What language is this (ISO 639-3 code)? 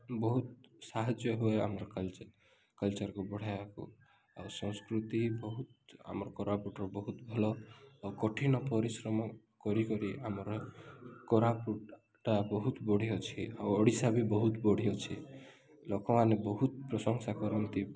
ori